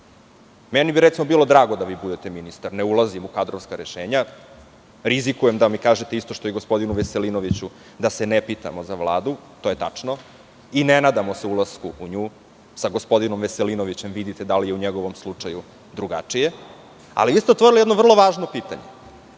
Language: Serbian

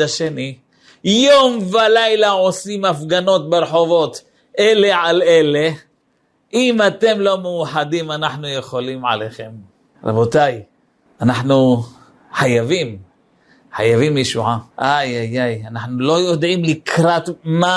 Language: Hebrew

